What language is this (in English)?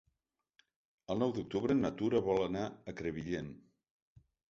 Catalan